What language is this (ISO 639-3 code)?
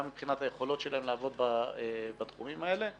heb